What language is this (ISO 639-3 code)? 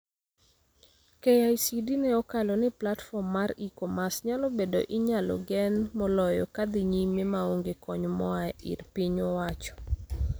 luo